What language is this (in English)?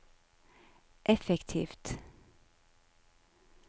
Norwegian